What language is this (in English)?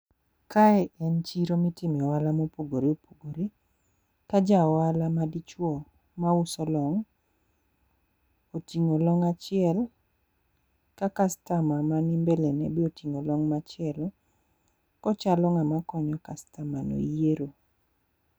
Luo (Kenya and Tanzania)